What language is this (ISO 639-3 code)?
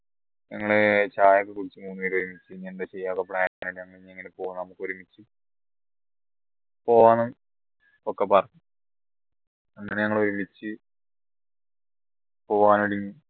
mal